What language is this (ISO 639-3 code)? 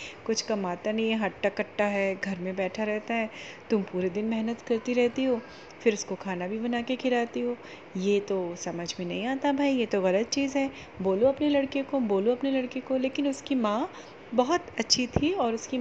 hin